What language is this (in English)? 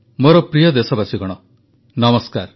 Odia